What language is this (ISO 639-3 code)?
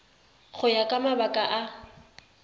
tsn